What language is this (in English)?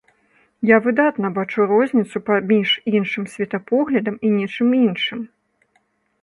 Belarusian